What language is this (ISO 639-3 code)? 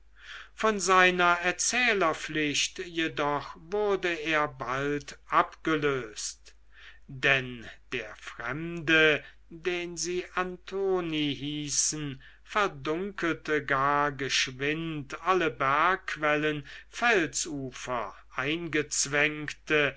deu